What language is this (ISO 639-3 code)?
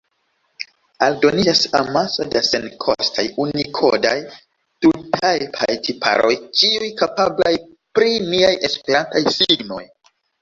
epo